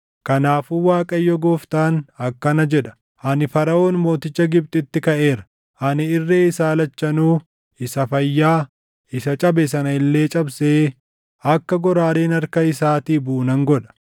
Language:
Oromo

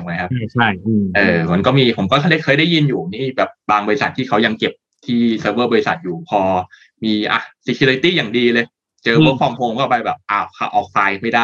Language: Thai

